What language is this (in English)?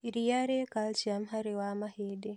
Kikuyu